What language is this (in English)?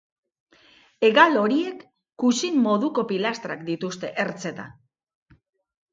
Basque